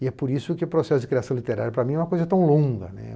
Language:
Portuguese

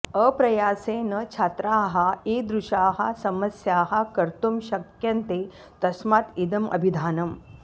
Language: Sanskrit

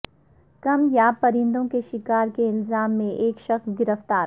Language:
Urdu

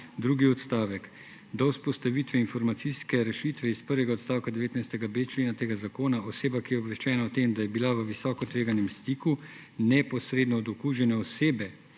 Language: Slovenian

